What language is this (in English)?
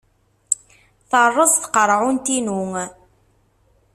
Kabyle